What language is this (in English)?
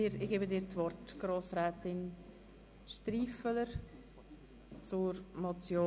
Swiss German